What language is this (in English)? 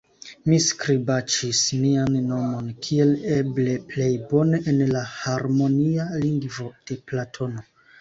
Esperanto